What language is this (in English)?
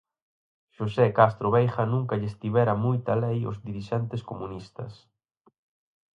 Galician